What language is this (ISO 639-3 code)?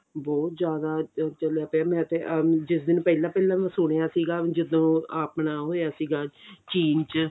pan